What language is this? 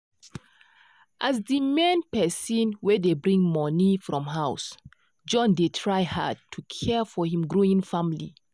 Nigerian Pidgin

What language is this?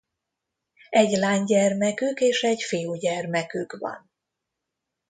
Hungarian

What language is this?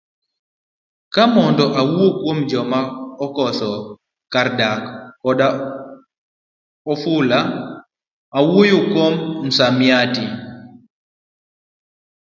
Luo (Kenya and Tanzania)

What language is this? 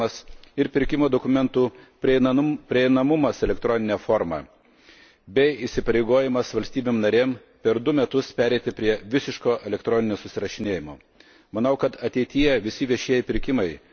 Lithuanian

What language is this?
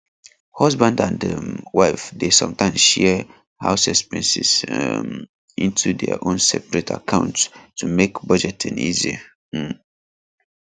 Nigerian Pidgin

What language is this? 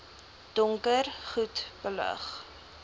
Afrikaans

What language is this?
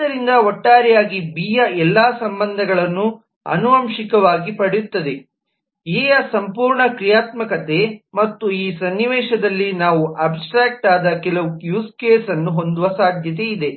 Kannada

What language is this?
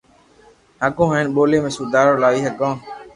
Loarki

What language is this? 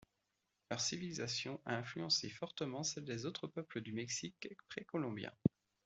French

